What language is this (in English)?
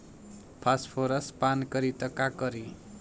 Bhojpuri